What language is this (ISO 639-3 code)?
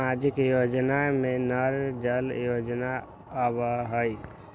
mag